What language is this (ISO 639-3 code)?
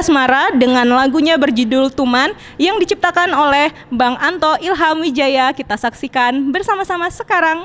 ind